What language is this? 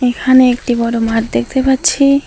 Bangla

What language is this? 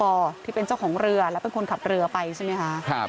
Thai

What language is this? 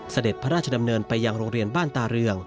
Thai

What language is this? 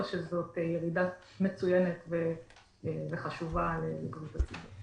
Hebrew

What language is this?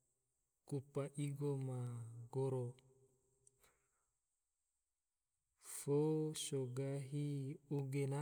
Tidore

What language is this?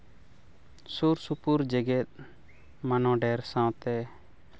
Santali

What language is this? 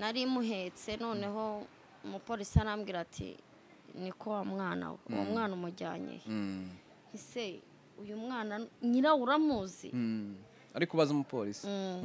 Romanian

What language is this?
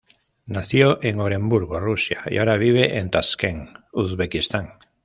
Spanish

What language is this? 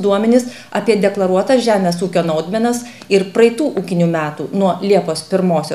Lithuanian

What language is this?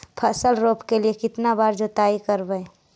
Magahi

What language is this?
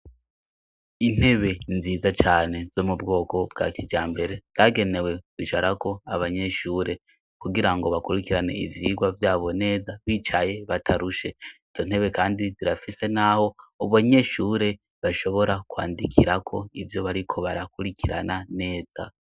Rundi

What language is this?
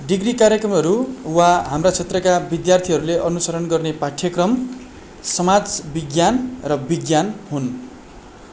Nepali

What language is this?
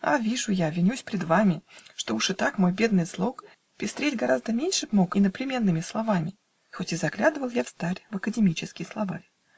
Russian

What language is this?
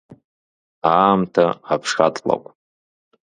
Abkhazian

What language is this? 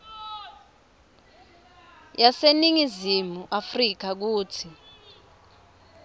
Swati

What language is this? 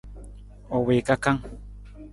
Nawdm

